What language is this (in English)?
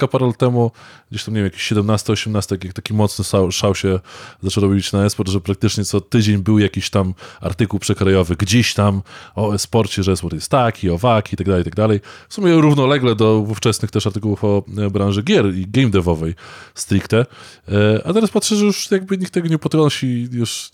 Polish